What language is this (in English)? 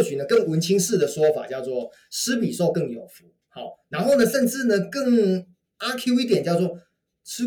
Chinese